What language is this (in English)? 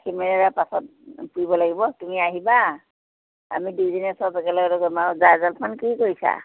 Assamese